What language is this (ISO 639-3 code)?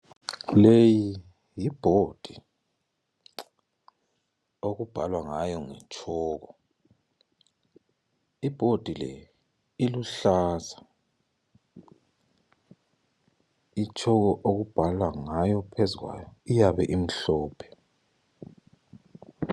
nde